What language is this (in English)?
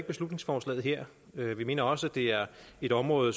Danish